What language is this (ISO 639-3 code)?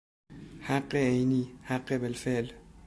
fas